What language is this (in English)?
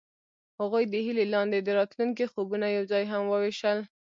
Pashto